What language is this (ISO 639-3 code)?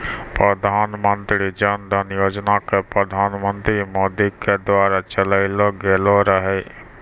mai